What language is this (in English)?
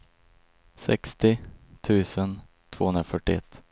Swedish